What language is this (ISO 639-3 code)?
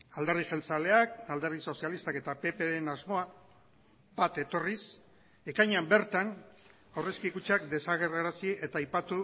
eus